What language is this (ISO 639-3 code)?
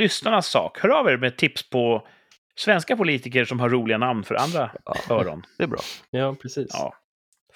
swe